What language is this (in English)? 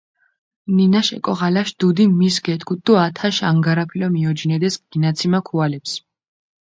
Mingrelian